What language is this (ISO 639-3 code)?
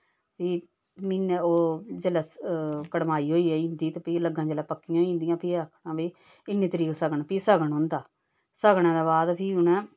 doi